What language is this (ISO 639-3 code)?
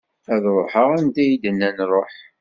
kab